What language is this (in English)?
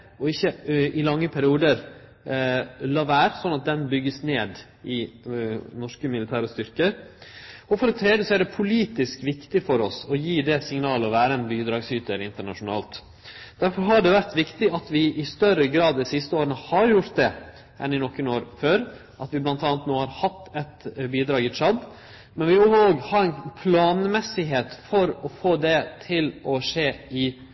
Norwegian Nynorsk